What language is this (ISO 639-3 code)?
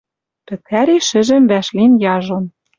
mrj